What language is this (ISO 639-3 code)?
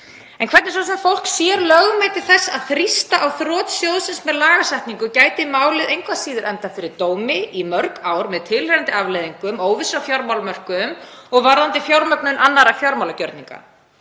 isl